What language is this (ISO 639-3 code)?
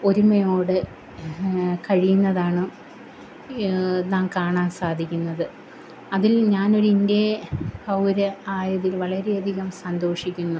mal